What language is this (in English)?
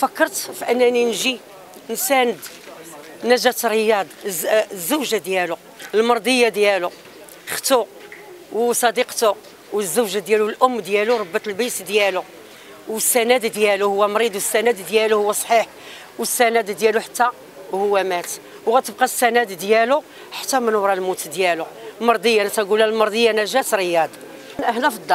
Arabic